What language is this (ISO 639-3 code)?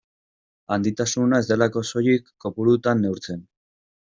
eus